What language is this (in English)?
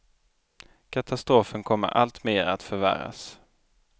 Swedish